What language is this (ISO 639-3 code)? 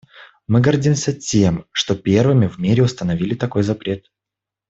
rus